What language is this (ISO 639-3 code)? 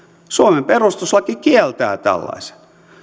fin